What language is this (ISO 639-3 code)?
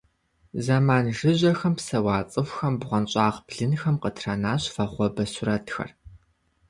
kbd